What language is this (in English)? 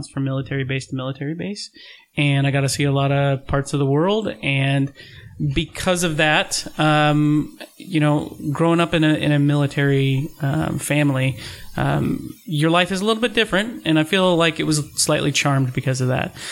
English